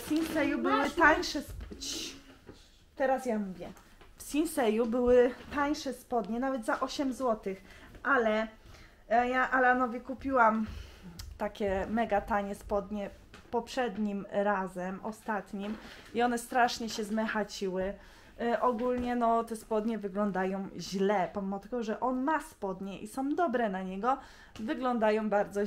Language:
Polish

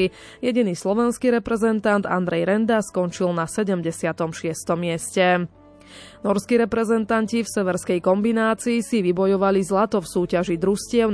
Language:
Slovak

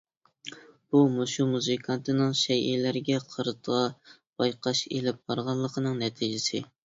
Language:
Uyghur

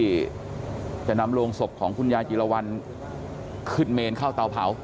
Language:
Thai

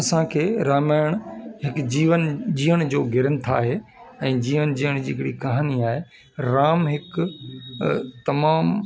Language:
Sindhi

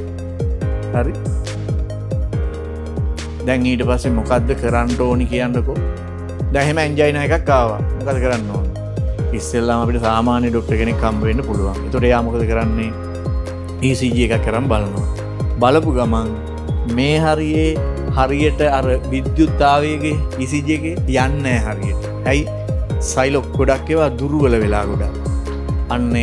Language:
Indonesian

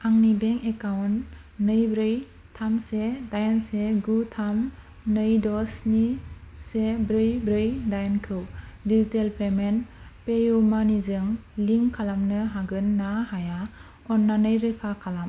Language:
Bodo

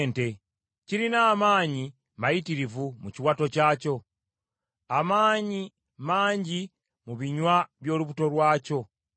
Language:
Ganda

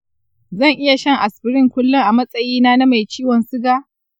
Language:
Hausa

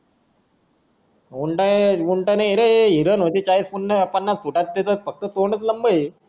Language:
Marathi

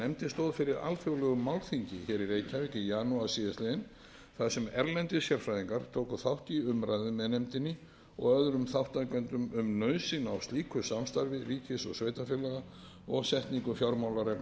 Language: Icelandic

